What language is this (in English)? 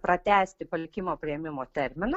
Lithuanian